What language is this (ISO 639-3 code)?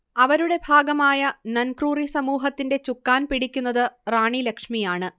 mal